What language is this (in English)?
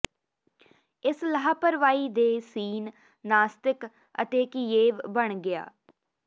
Punjabi